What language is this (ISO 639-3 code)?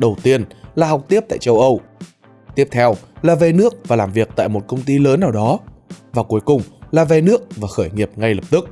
vie